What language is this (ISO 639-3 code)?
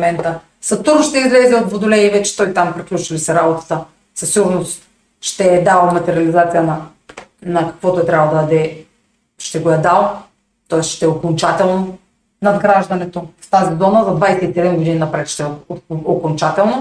bul